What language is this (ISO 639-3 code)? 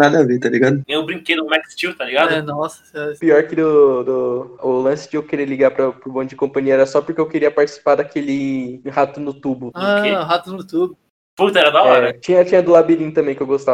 por